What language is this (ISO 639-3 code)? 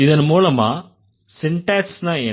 tam